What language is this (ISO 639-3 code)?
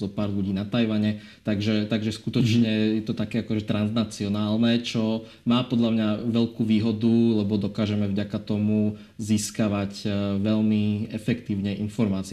slk